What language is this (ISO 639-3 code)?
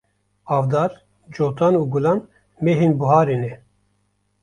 kur